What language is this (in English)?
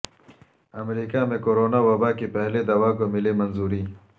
Urdu